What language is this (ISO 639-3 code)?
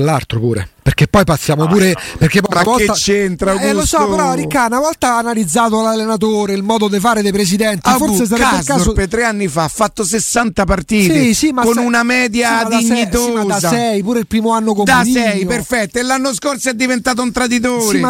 ita